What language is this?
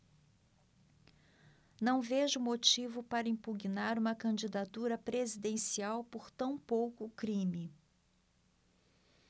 Portuguese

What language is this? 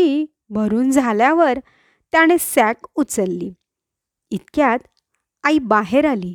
Marathi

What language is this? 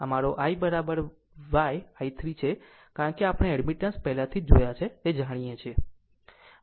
Gujarati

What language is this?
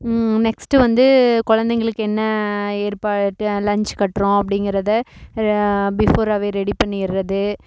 Tamil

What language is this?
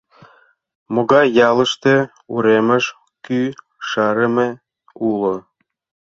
Mari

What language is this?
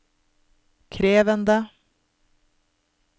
Norwegian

